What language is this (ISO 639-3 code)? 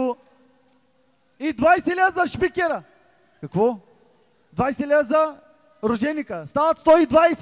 bul